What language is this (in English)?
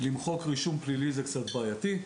Hebrew